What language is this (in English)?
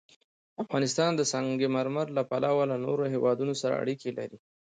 Pashto